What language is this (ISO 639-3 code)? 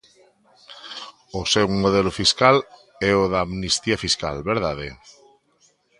glg